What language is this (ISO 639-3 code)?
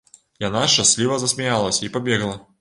bel